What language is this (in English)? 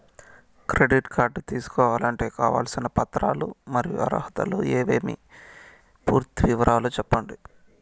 Telugu